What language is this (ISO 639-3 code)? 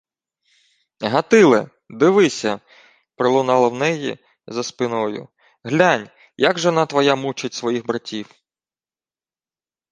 ukr